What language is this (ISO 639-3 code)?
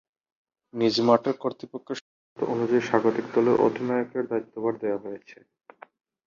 ben